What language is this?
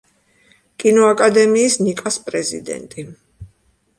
Georgian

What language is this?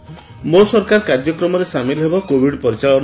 Odia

